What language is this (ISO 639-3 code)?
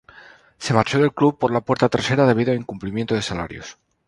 spa